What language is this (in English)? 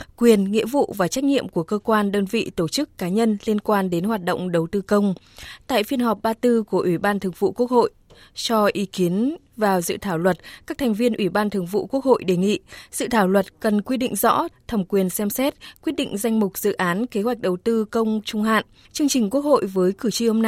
Vietnamese